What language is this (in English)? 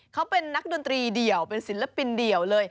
Thai